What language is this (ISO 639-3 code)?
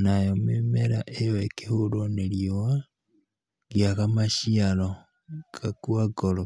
kik